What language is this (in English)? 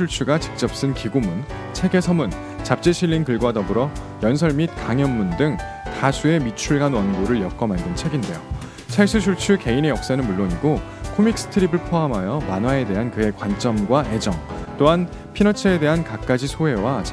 Korean